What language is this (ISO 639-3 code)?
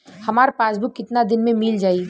bho